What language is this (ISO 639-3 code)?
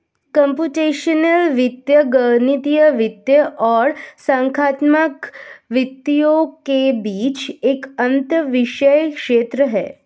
hin